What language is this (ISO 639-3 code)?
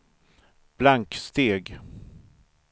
swe